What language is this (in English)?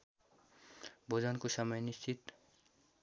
Nepali